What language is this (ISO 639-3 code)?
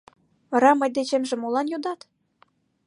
chm